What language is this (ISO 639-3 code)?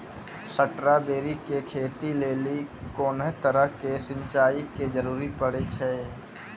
mai